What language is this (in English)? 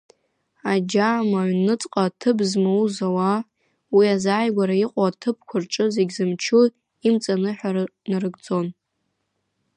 Abkhazian